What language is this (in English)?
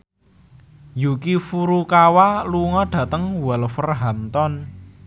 Javanese